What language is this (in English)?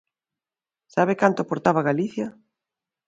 Galician